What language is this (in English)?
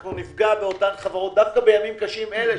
Hebrew